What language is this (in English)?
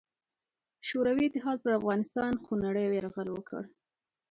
Pashto